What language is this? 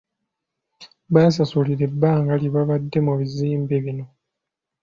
Ganda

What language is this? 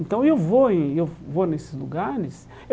Portuguese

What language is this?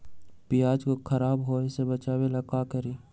Magahi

